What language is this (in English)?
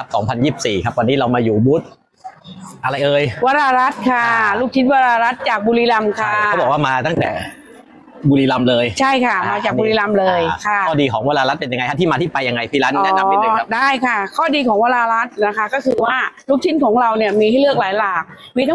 Thai